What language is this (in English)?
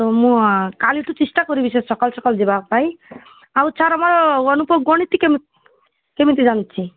Odia